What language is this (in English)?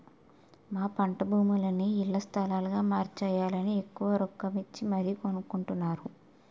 Telugu